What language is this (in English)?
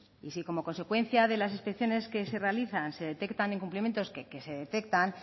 Spanish